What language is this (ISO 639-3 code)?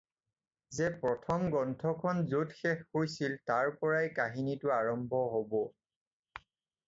asm